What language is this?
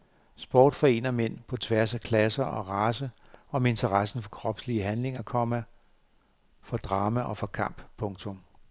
Danish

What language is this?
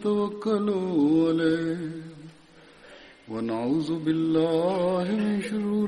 Malayalam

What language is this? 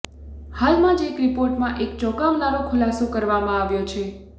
Gujarati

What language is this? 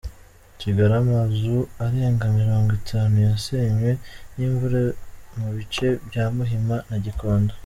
Kinyarwanda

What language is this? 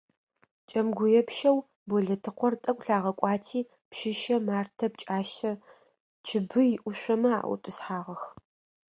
Adyghe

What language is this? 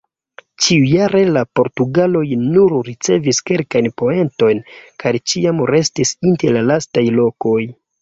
Esperanto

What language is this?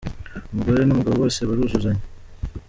Kinyarwanda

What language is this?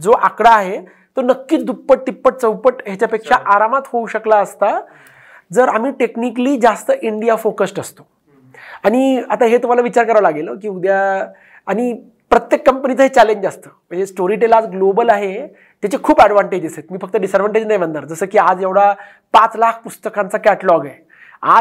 Marathi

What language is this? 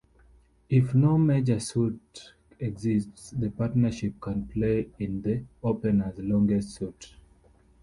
English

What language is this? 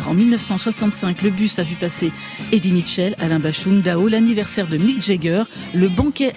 French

